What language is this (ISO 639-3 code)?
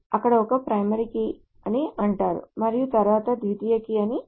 tel